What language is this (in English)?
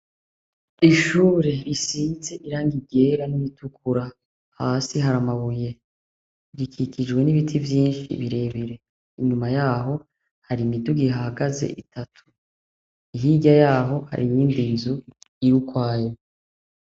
Rundi